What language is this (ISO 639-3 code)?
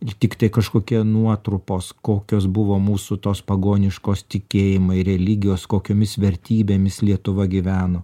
lit